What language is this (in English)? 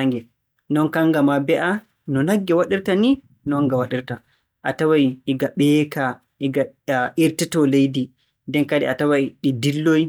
Borgu Fulfulde